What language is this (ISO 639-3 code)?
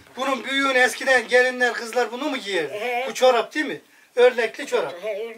tur